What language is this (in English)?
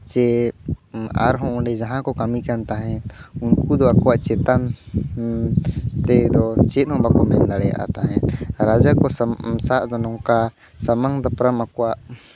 Santali